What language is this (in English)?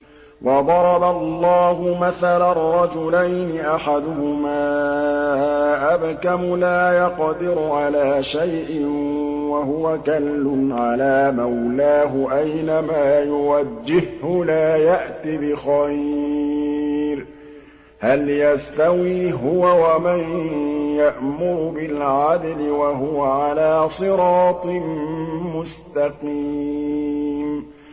Arabic